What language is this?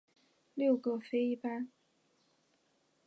Chinese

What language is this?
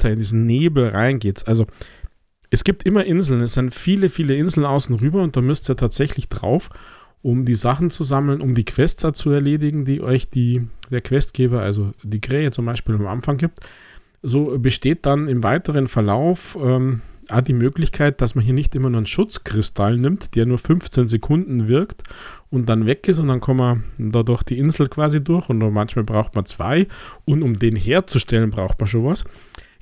German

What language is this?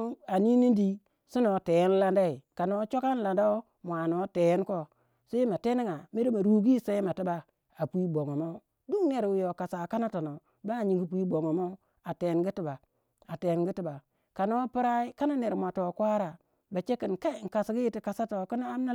Waja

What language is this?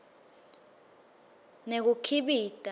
Swati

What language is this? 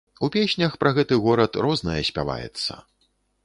Belarusian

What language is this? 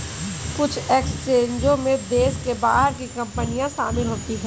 Hindi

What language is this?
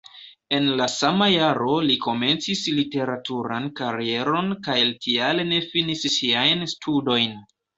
Esperanto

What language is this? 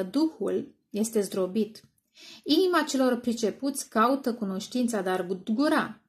Romanian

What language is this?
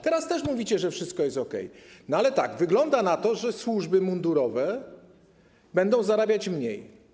Polish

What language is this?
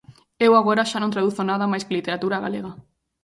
Galician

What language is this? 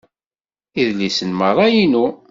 Kabyle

